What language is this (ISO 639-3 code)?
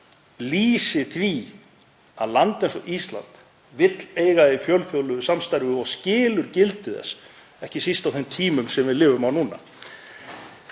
isl